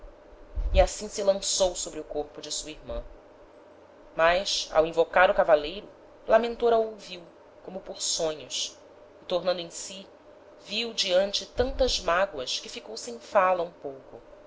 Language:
Portuguese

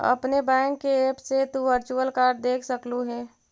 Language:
Magahi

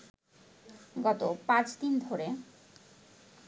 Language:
Bangla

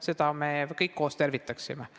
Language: Estonian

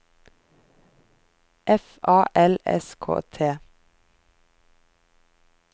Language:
Norwegian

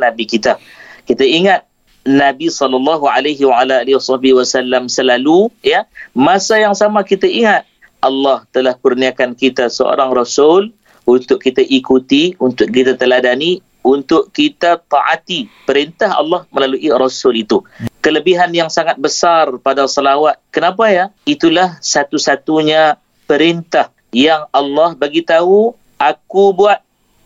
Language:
Malay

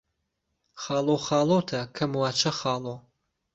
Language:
Central Kurdish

